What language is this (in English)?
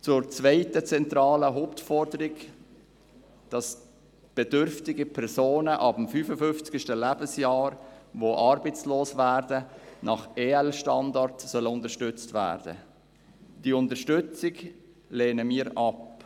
Swiss German